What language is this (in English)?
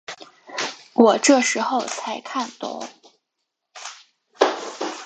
Chinese